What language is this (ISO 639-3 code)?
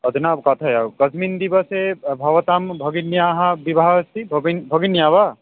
san